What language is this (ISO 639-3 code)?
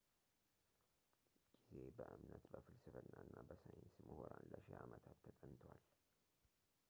amh